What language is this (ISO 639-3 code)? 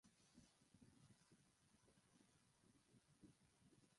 ben